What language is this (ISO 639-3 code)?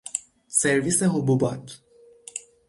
fas